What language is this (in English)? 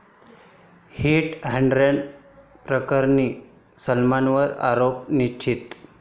Marathi